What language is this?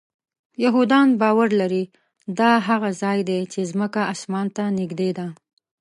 Pashto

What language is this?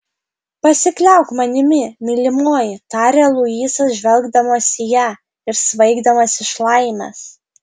Lithuanian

